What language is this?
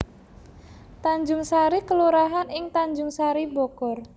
Javanese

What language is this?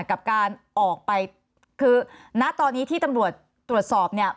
Thai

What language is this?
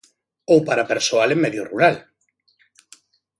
Galician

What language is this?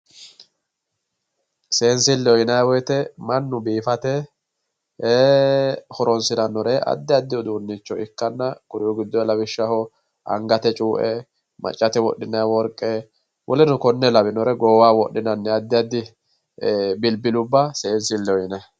Sidamo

